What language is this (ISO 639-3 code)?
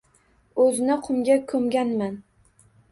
uzb